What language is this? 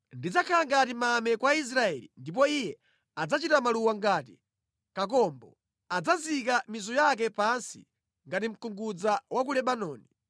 Nyanja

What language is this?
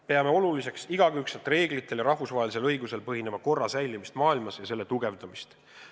Estonian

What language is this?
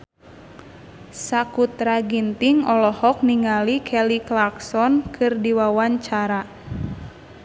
Sundanese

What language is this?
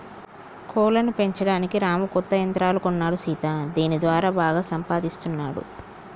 Telugu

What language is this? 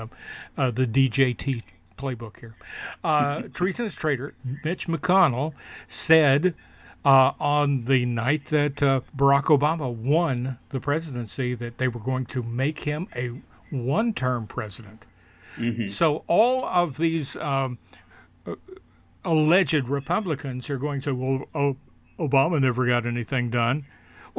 English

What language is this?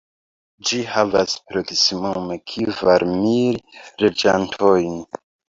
Esperanto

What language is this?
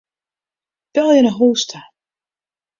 Western Frisian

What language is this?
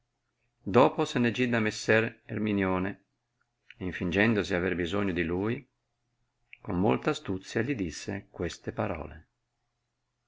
Italian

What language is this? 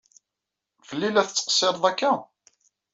Kabyle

